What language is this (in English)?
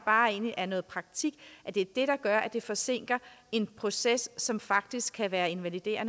Danish